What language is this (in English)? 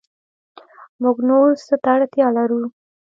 Pashto